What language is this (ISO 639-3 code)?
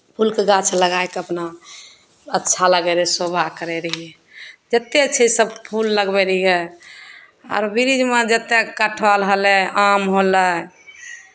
mai